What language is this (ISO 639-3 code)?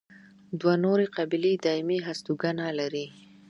pus